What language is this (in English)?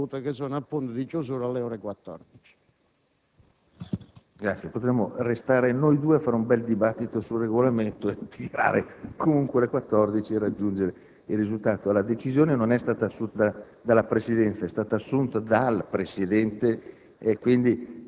Italian